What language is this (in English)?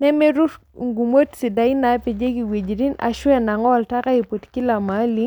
Masai